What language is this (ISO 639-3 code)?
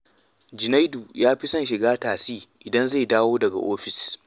hau